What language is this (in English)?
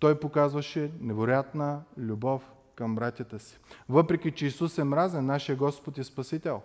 Bulgarian